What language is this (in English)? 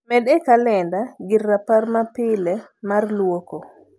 Luo (Kenya and Tanzania)